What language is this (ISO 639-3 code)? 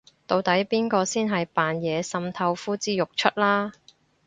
yue